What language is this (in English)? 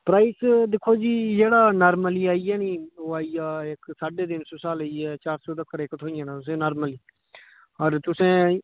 Dogri